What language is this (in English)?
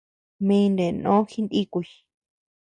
Tepeuxila Cuicatec